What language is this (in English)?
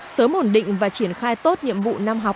Vietnamese